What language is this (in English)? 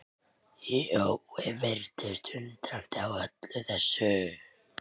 Icelandic